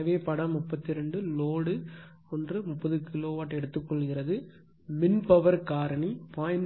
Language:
Tamil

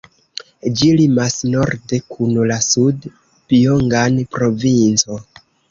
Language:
Esperanto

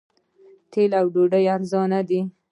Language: Pashto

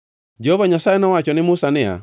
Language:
Luo (Kenya and Tanzania)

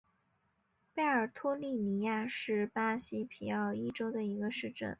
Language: Chinese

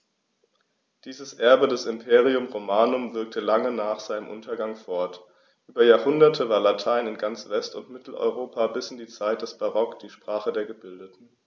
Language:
German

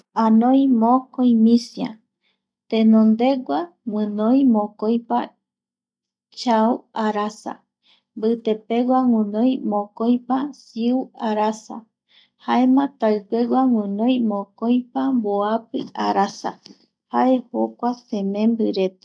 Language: Eastern Bolivian Guaraní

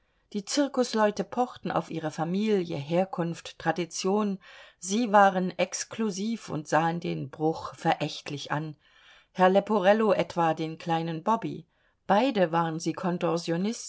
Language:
German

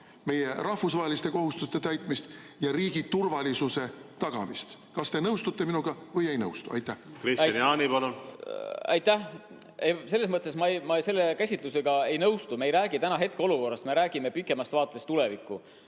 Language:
Estonian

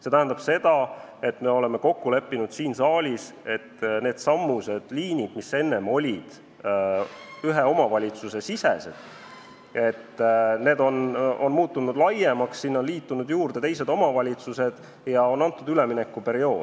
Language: Estonian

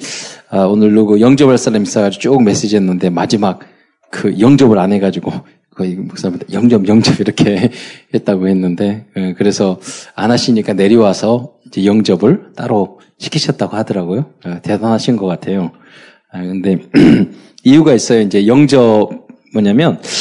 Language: Korean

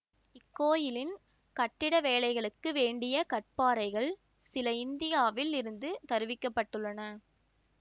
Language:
Tamil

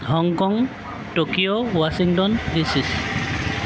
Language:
Assamese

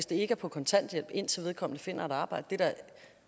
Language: Danish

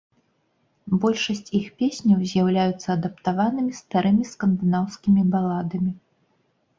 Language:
Belarusian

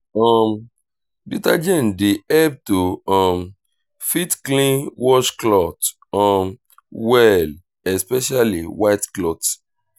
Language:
Nigerian Pidgin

